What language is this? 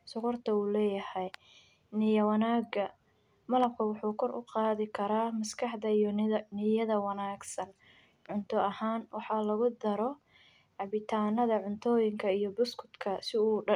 Somali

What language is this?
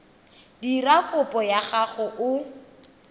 Tswana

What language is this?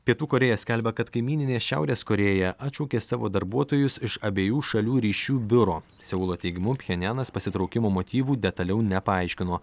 Lithuanian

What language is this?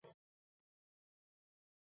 Chinese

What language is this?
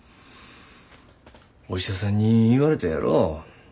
Japanese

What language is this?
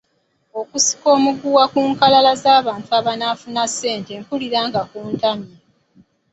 Ganda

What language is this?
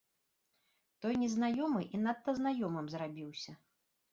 Belarusian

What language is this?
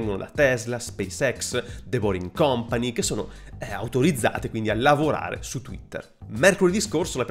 Italian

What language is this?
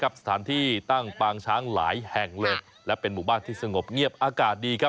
Thai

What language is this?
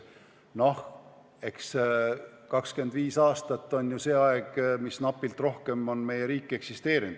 Estonian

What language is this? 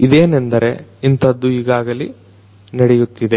Kannada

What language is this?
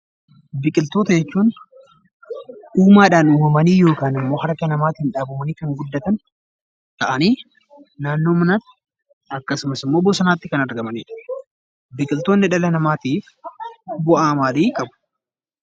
Oromo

